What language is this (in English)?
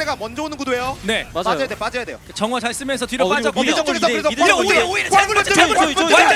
Korean